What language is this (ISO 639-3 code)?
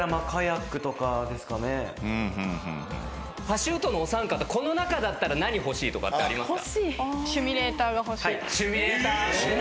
jpn